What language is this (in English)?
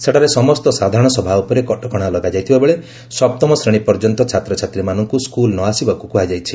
Odia